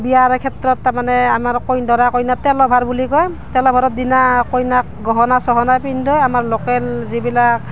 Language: Assamese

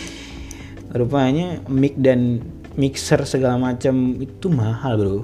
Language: Indonesian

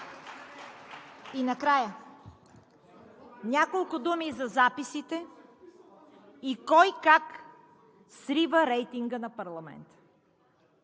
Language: Bulgarian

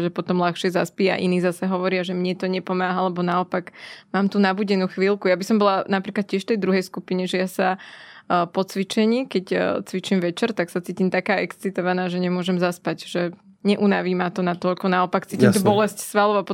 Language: Slovak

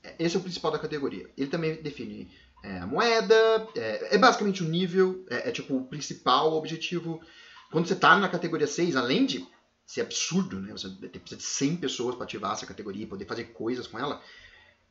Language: Portuguese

